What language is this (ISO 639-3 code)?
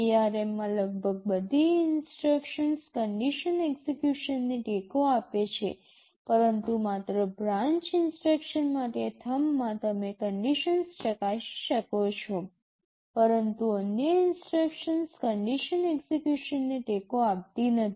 guj